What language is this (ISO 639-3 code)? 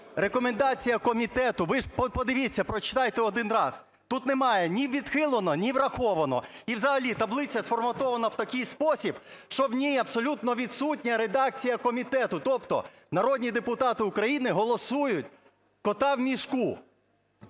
ukr